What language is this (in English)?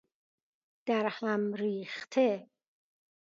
Persian